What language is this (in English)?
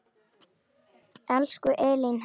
Icelandic